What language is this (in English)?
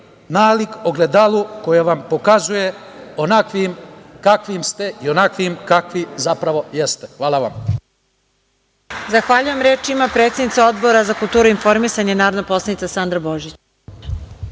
Serbian